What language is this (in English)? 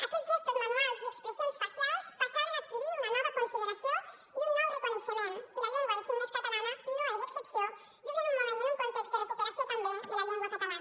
Catalan